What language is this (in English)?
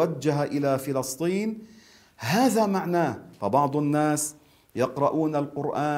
Arabic